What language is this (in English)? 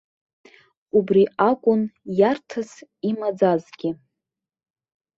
Abkhazian